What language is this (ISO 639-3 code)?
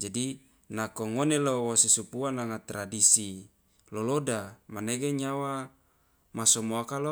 loa